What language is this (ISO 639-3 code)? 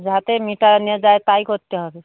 ben